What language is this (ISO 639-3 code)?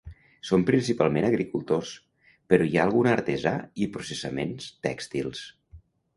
cat